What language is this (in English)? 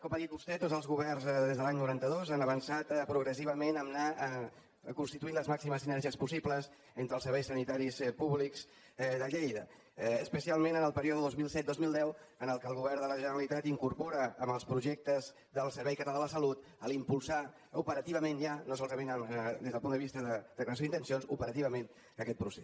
Catalan